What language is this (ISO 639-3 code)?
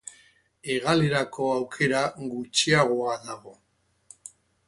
eus